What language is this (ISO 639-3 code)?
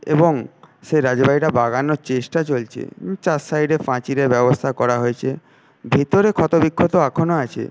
ben